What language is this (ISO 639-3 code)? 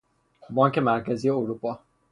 fas